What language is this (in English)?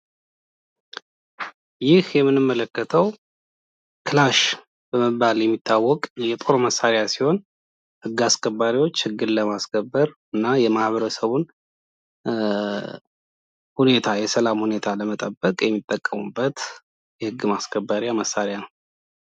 Amharic